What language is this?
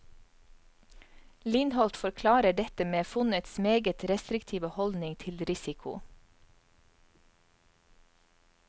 Norwegian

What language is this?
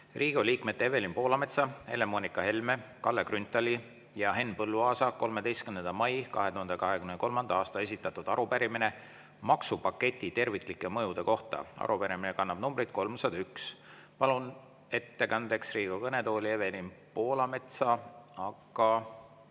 Estonian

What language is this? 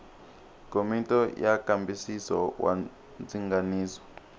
Tsonga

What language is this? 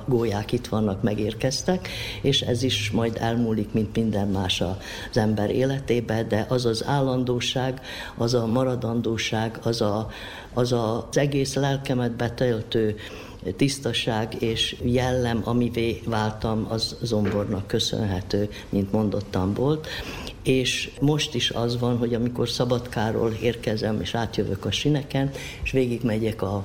Hungarian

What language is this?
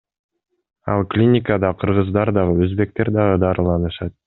Kyrgyz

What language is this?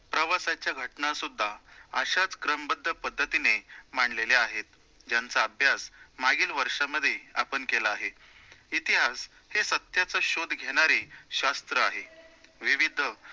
Marathi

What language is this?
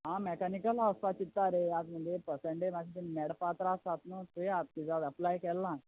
Konkani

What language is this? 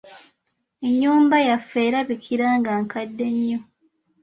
Ganda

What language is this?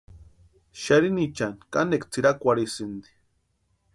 Western Highland Purepecha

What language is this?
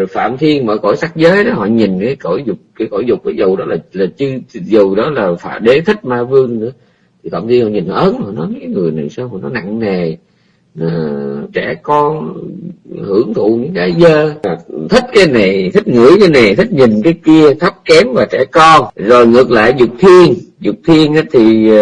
Vietnamese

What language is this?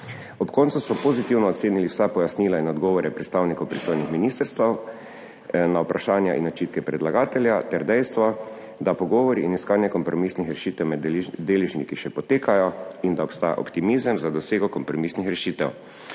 Slovenian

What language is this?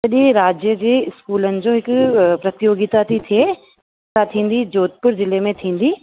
Sindhi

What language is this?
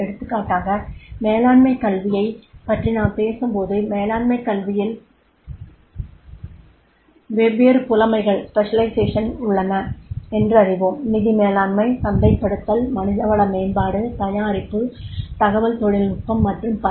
Tamil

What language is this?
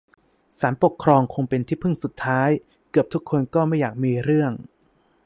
Thai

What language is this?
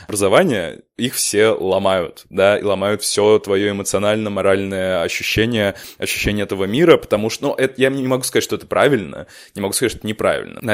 Russian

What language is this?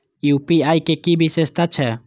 Maithili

